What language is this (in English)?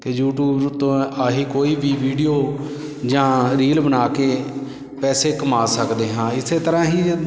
Punjabi